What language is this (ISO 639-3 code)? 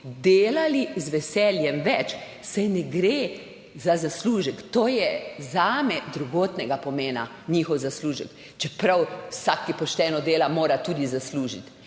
slv